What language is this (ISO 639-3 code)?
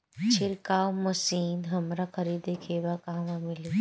bho